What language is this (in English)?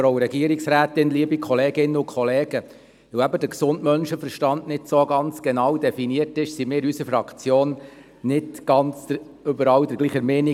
Swiss German